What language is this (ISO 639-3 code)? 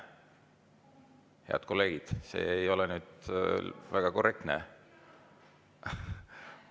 est